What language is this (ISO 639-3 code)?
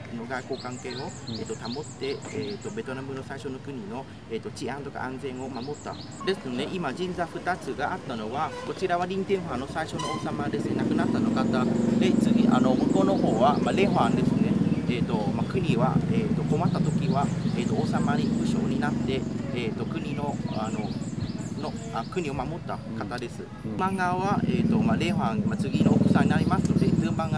jpn